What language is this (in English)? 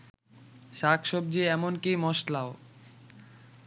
Bangla